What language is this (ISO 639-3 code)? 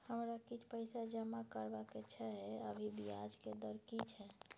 mai